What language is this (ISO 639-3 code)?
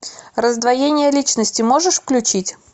rus